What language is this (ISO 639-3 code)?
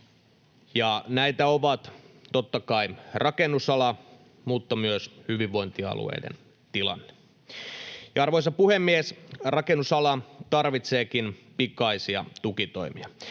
fin